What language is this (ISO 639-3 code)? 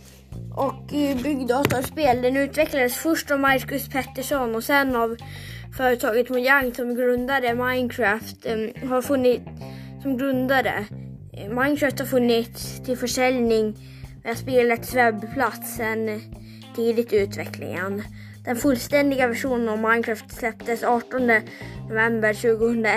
swe